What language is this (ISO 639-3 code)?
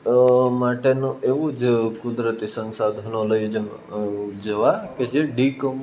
guj